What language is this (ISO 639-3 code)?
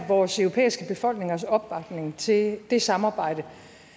dan